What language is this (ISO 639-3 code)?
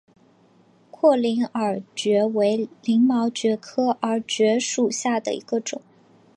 zho